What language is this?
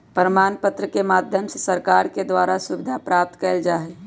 Magahi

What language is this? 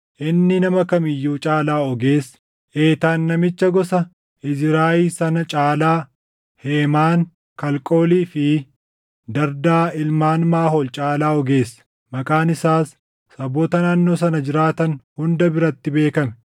Oromo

